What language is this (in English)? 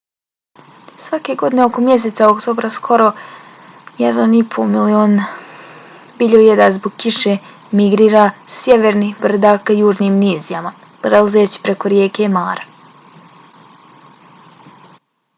Bosnian